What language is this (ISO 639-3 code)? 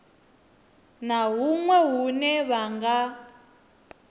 ven